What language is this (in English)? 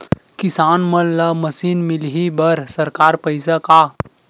Chhattisgarhi